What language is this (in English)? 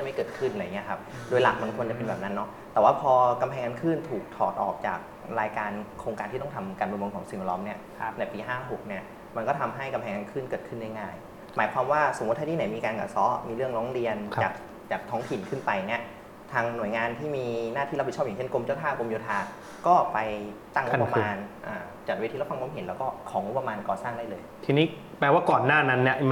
Thai